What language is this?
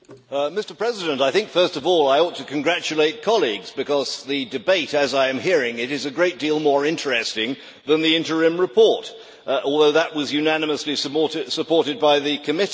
English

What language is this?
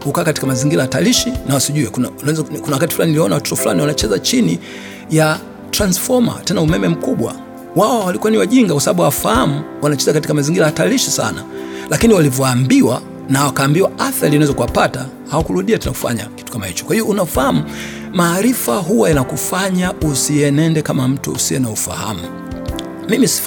Swahili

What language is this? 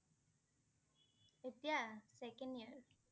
Assamese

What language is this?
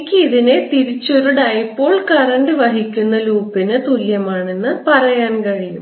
Malayalam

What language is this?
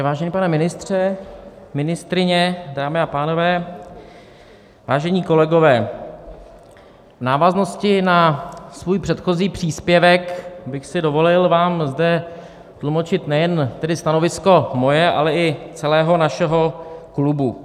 Czech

